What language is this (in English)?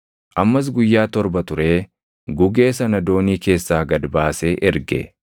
Oromo